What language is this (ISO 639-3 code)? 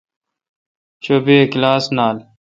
xka